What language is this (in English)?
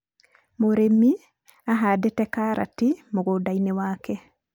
Kikuyu